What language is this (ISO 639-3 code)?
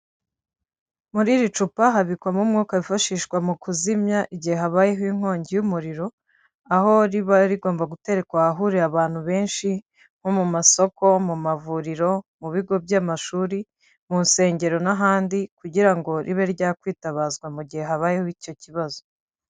kin